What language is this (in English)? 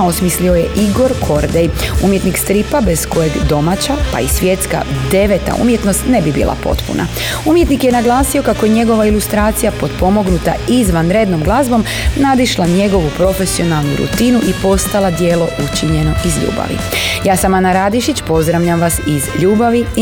Croatian